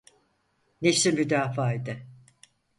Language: Turkish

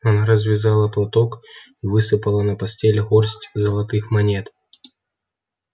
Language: Russian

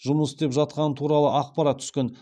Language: Kazakh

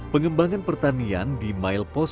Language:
Indonesian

